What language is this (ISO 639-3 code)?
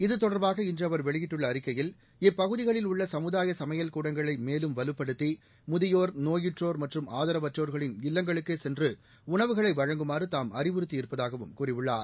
tam